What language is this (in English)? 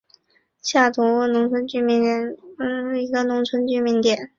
Chinese